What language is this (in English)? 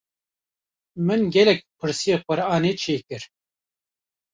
Kurdish